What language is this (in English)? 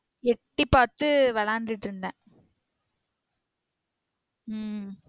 Tamil